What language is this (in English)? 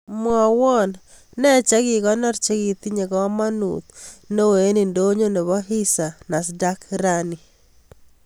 Kalenjin